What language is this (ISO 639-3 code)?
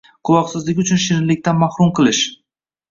uzb